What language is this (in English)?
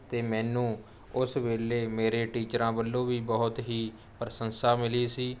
Punjabi